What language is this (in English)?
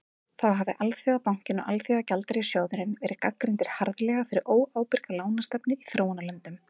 Icelandic